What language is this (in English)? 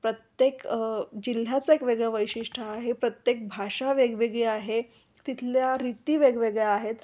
Marathi